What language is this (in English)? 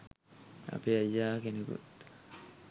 Sinhala